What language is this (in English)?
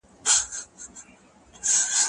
Pashto